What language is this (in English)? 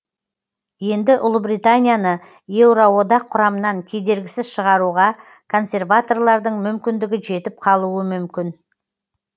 Kazakh